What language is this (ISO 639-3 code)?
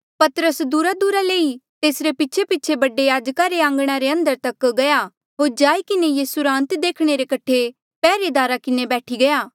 mjl